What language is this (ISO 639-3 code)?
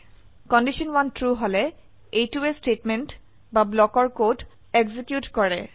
asm